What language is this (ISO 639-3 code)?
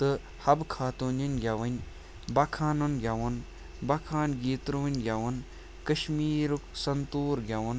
kas